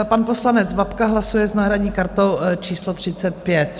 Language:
Czech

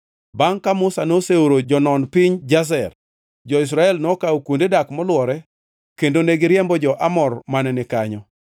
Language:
Luo (Kenya and Tanzania)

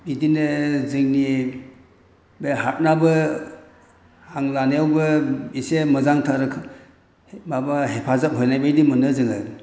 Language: Bodo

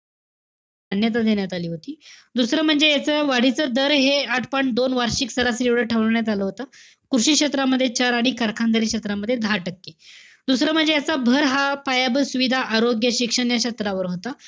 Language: Marathi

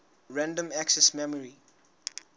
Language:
Southern Sotho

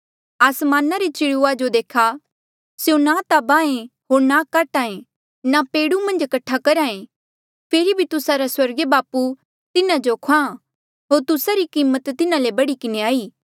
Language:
Mandeali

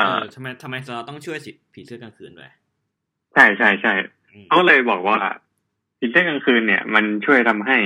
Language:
Thai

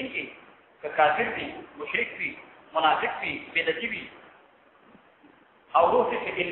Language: Arabic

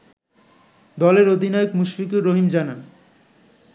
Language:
Bangla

